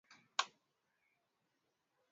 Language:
Swahili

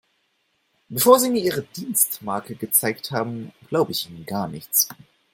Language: German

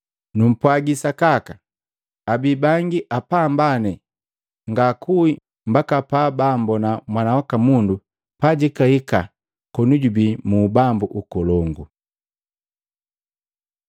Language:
Matengo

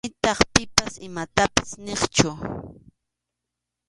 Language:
Arequipa-La Unión Quechua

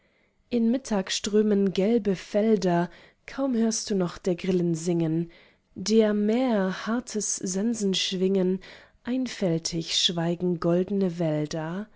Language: German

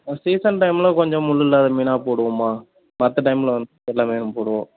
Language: Tamil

